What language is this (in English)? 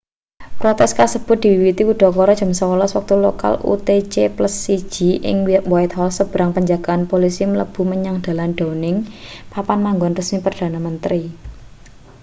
Javanese